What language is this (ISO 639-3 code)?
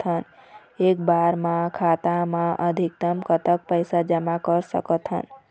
hne